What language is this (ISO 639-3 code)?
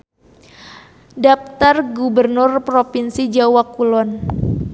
sun